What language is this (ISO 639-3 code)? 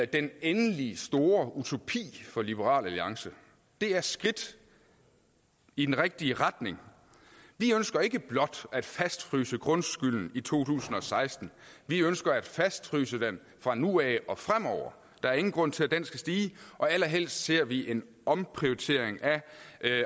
dan